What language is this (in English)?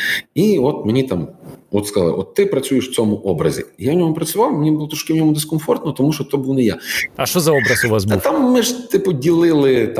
Ukrainian